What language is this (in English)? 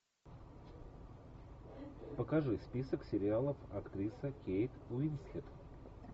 Russian